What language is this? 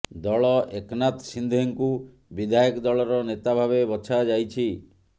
Odia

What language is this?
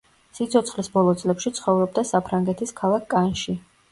Georgian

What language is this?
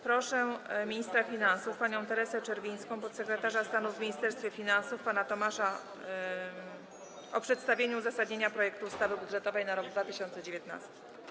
Polish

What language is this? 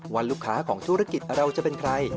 Thai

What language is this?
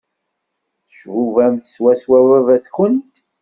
Kabyle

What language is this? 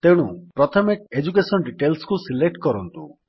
Odia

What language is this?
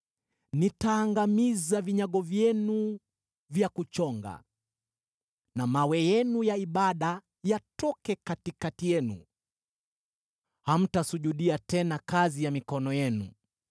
Swahili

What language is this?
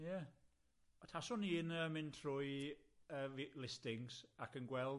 Welsh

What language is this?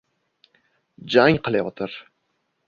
Uzbek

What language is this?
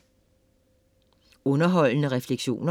Danish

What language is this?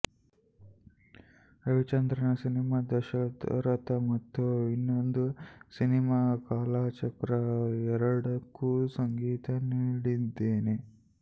Kannada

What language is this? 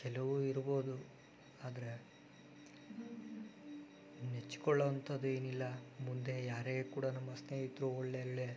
Kannada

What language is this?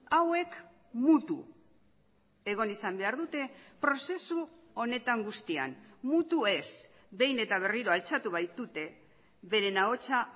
Basque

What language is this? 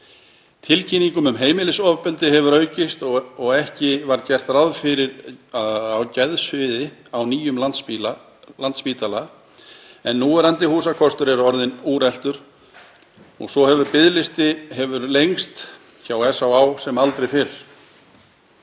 Icelandic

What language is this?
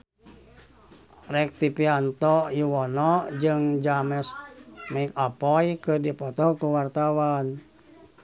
Sundanese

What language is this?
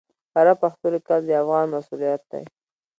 Pashto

